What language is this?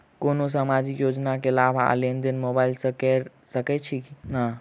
Maithili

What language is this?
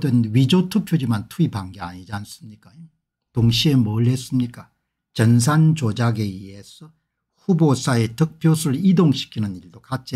Korean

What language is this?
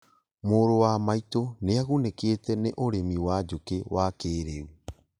Kikuyu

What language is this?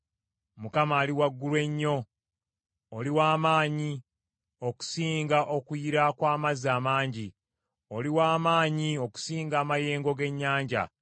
Ganda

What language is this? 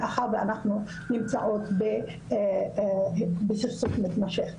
Hebrew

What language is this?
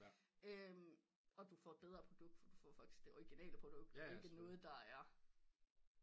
Danish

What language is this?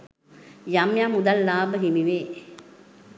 Sinhala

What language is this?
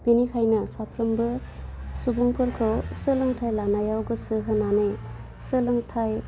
Bodo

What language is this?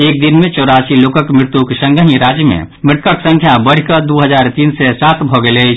Maithili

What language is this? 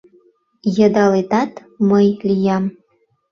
Mari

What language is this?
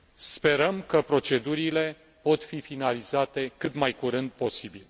Romanian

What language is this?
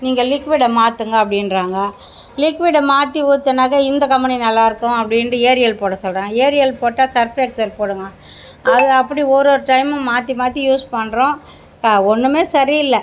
Tamil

